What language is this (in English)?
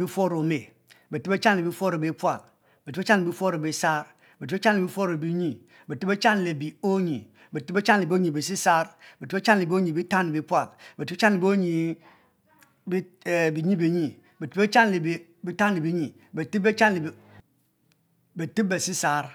Mbe